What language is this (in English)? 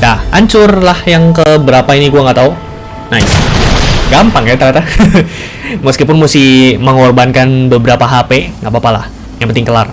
Indonesian